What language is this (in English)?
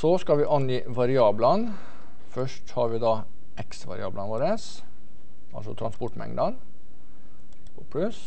Norwegian